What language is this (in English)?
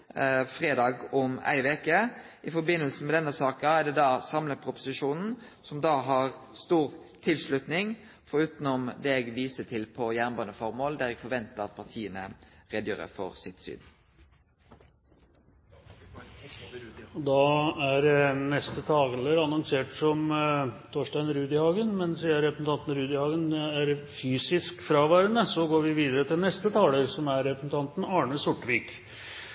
Norwegian